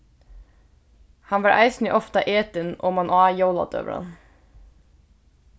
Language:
Faroese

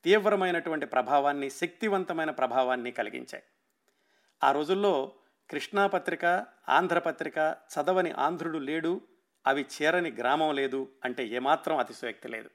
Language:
Telugu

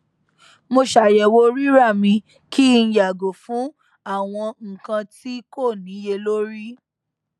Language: Yoruba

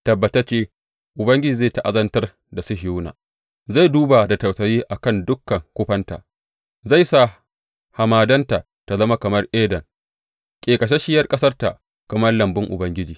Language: Hausa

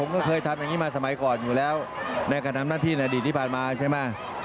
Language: Thai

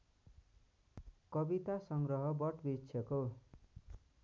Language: Nepali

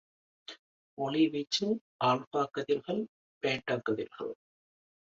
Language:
Tamil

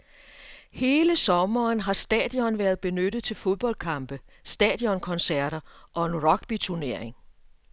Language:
Danish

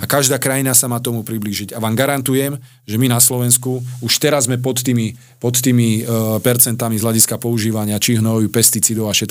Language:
Slovak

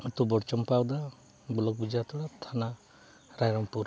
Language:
Santali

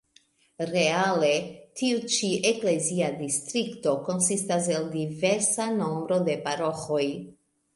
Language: Esperanto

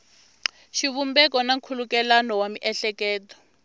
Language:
Tsonga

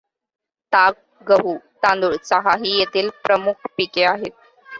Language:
Marathi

